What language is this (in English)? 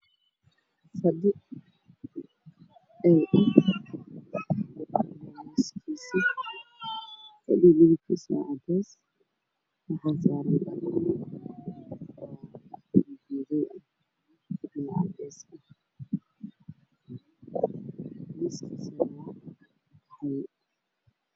Somali